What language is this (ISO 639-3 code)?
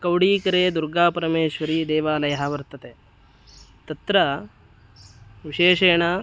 san